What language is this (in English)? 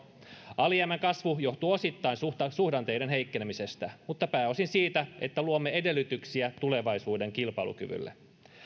Finnish